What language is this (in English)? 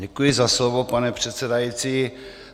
Czech